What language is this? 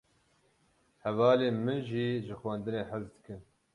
Kurdish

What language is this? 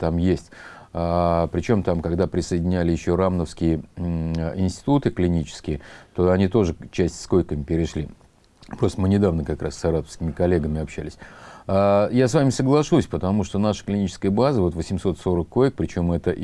Russian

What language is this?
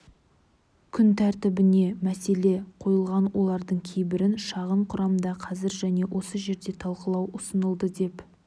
Kazakh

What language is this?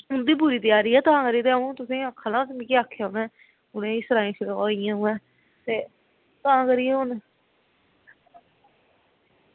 Dogri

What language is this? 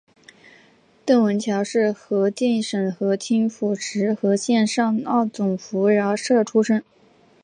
Chinese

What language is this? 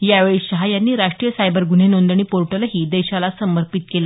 Marathi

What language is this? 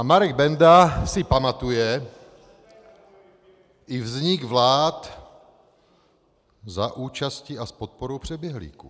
Czech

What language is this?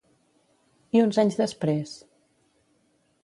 Catalan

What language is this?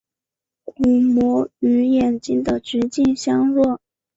Chinese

